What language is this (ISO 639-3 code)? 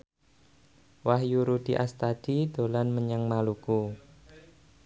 jav